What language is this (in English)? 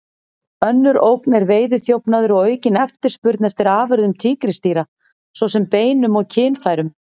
Icelandic